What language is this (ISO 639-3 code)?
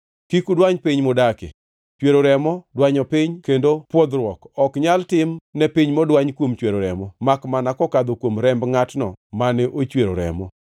luo